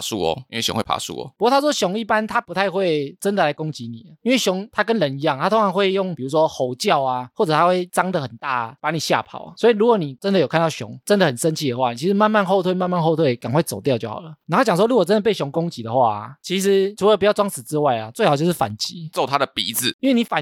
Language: Chinese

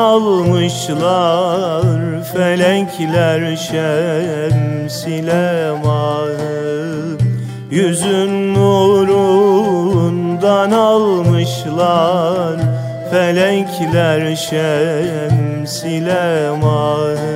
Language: Turkish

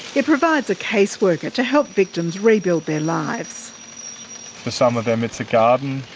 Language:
English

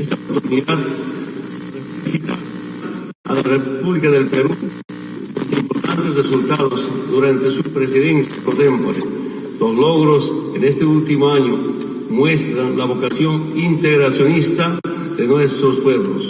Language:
Spanish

